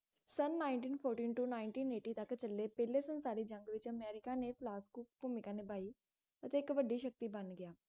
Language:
Punjabi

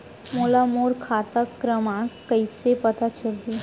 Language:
Chhattisgarhi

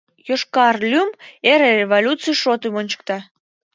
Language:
Mari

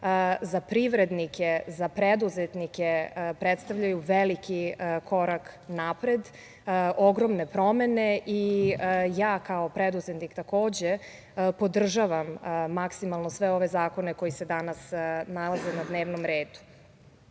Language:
Serbian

